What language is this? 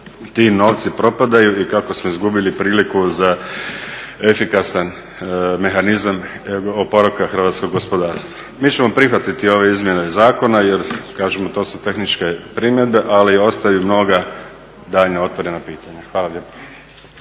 Croatian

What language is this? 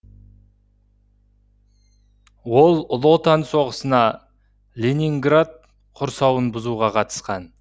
Kazakh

